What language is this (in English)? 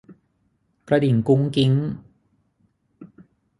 Thai